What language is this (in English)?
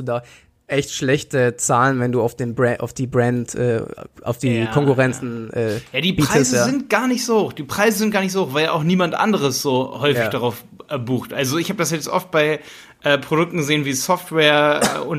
German